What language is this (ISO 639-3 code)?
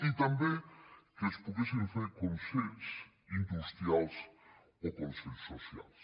cat